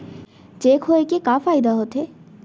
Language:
Chhattisgarhi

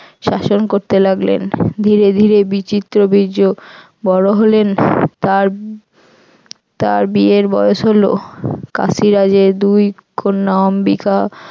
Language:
Bangla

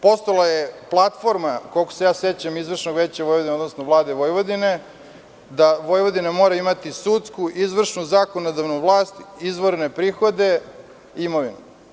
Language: Serbian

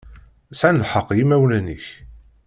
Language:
Kabyle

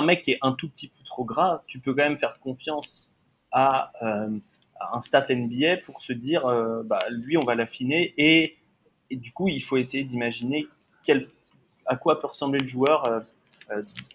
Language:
French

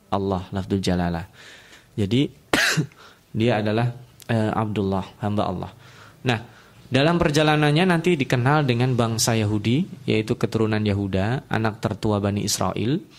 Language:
Indonesian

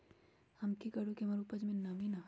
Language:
Magahi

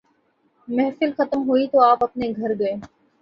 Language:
Urdu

